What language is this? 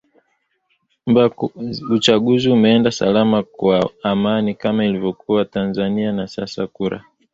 Swahili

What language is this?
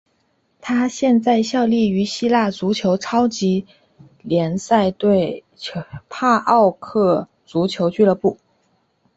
Chinese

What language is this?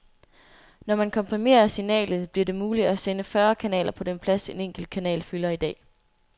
Danish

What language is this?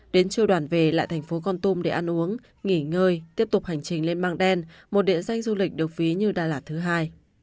Vietnamese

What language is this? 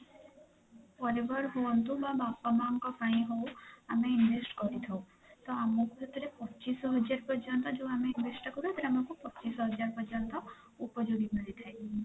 Odia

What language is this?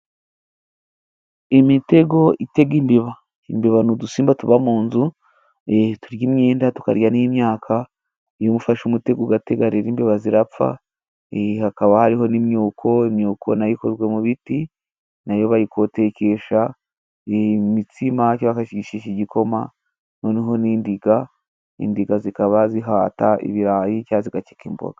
Kinyarwanda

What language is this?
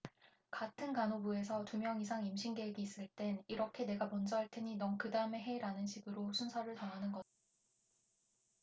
Korean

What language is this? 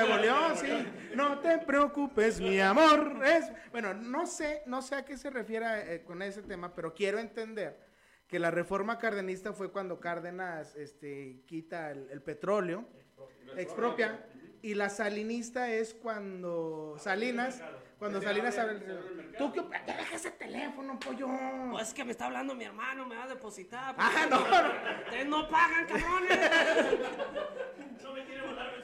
Spanish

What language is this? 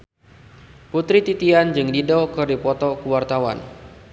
Sundanese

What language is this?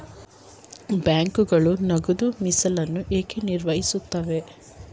Kannada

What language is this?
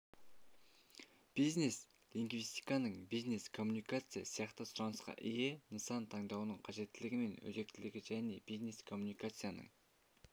Kazakh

